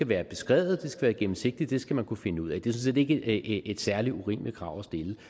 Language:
Danish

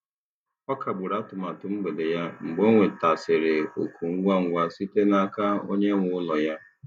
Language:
Igbo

